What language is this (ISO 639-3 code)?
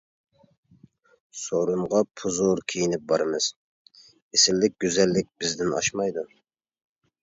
uig